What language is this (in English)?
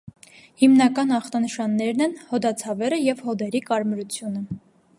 Armenian